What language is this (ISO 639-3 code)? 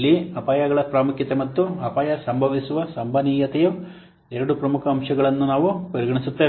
kan